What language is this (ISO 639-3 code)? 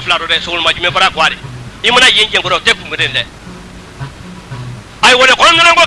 fra